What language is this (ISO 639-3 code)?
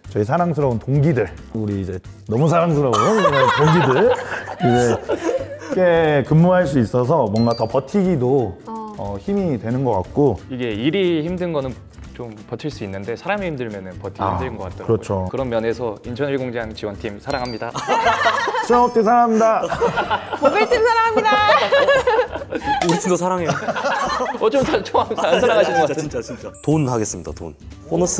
kor